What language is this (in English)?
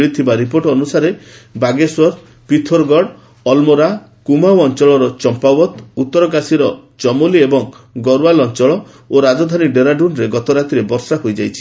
Odia